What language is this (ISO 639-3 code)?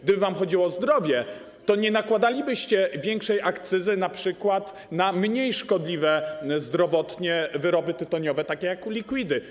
pol